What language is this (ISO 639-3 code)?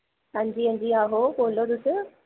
doi